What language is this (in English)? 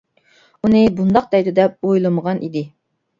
Uyghur